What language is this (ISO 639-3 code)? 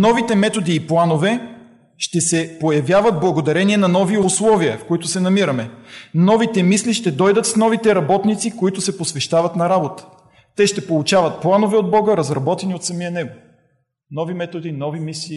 bul